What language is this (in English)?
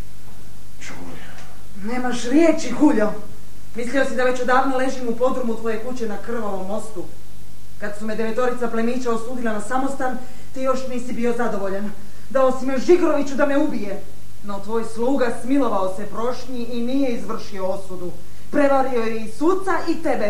Croatian